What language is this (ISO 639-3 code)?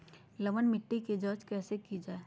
mag